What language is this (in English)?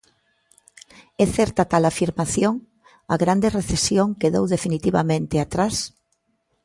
Galician